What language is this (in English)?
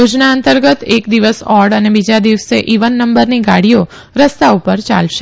Gujarati